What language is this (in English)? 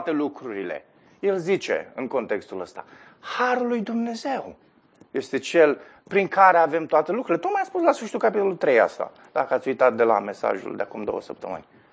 Romanian